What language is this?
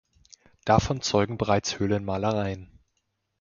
German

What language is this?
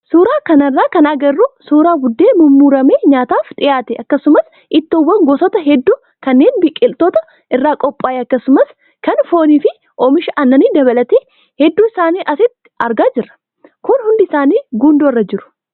Oromo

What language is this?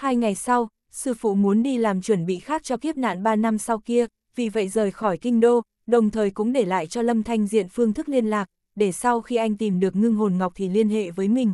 Vietnamese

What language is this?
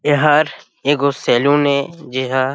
Chhattisgarhi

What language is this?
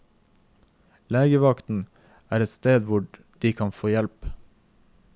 Norwegian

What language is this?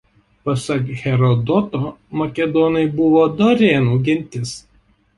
Lithuanian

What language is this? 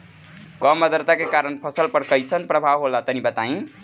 Bhojpuri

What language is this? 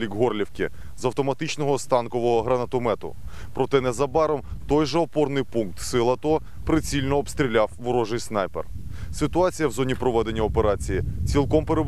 Ukrainian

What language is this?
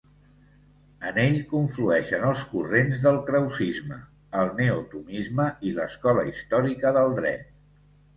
Catalan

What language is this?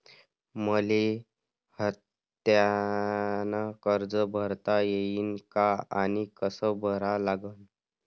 Marathi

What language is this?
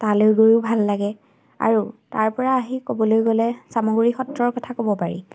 Assamese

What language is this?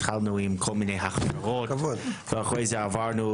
Hebrew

